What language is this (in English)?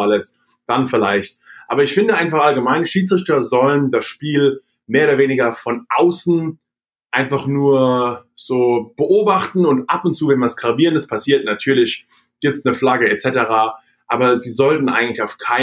German